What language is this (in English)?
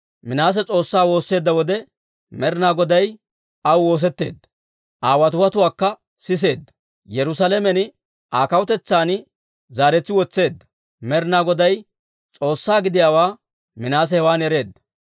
Dawro